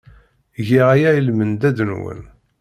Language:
Kabyle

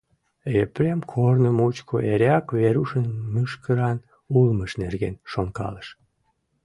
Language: Mari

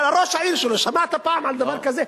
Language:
Hebrew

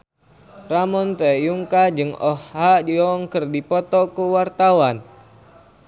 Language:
Sundanese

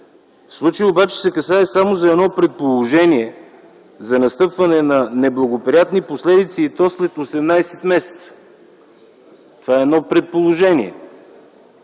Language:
Bulgarian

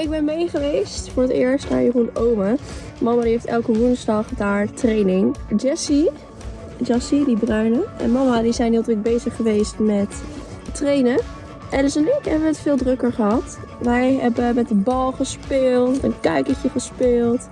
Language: Dutch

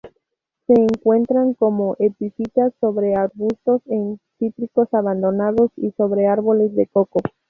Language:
Spanish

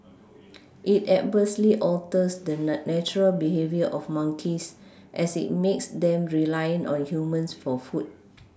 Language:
English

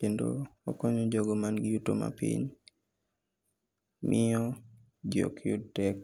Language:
Luo (Kenya and Tanzania)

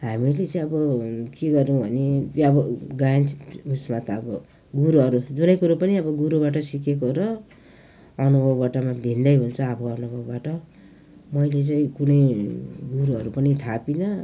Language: Nepali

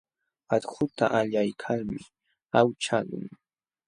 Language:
Jauja Wanca Quechua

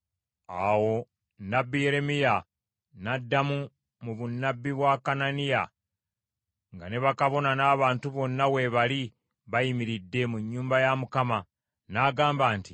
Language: Ganda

